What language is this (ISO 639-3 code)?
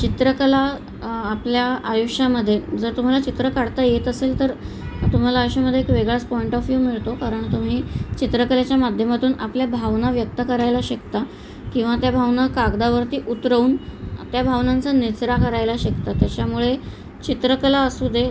mar